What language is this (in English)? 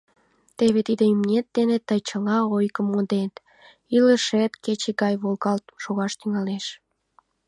Mari